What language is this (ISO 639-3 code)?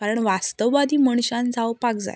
kok